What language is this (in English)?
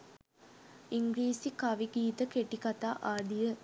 Sinhala